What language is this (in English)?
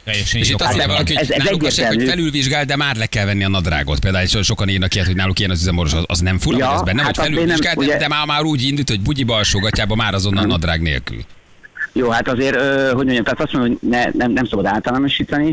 Hungarian